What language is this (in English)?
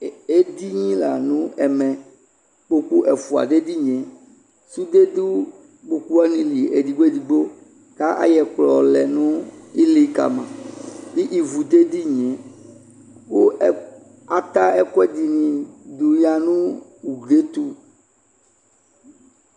Ikposo